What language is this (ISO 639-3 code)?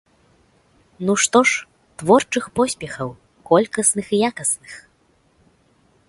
bel